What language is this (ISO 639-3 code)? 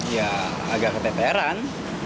ind